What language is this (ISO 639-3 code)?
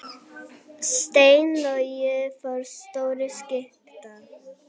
isl